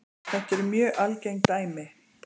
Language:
Icelandic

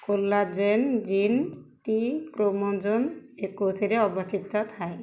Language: Odia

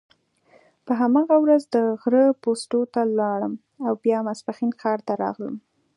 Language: Pashto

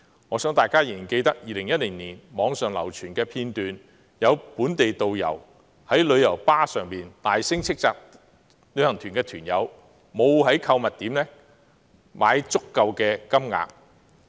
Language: Cantonese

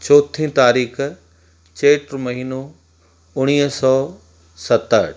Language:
Sindhi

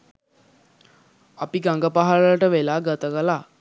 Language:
Sinhala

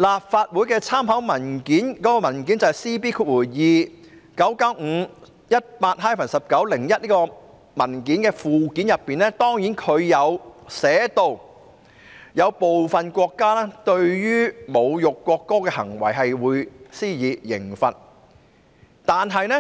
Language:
Cantonese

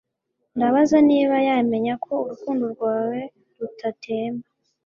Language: Kinyarwanda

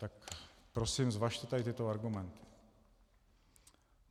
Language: Czech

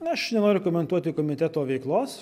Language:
Lithuanian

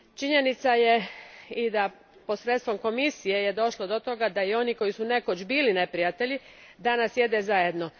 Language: Croatian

